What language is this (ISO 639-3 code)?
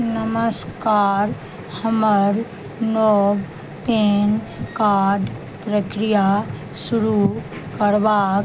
mai